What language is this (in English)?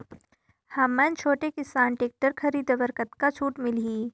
Chhattisgarhi